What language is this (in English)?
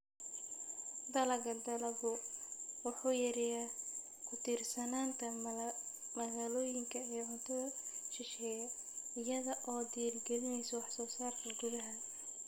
Somali